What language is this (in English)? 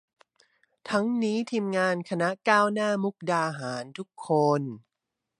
Thai